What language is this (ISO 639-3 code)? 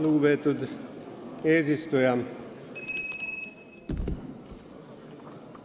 est